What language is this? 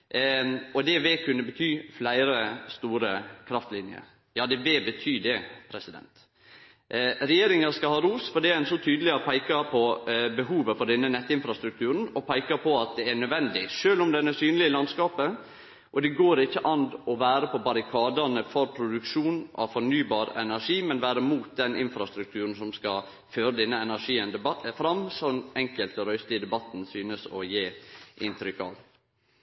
Norwegian Nynorsk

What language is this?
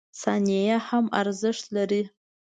Pashto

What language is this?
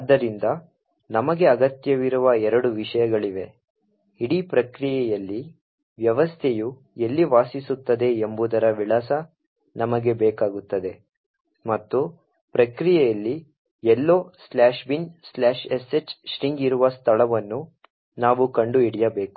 Kannada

